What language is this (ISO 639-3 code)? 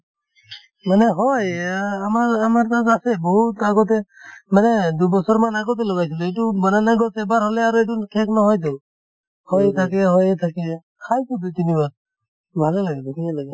asm